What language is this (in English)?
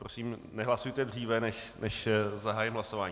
Czech